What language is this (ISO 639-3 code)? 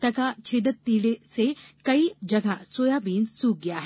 hin